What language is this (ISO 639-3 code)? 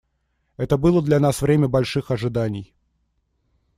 rus